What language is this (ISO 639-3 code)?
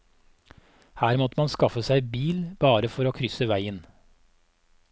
nor